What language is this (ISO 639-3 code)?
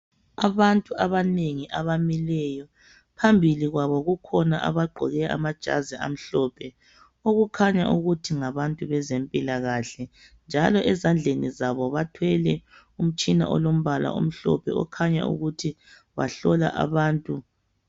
nde